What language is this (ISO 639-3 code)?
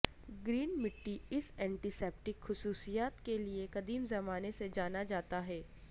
urd